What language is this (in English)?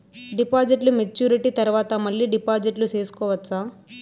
Telugu